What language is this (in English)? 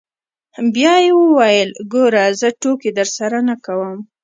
Pashto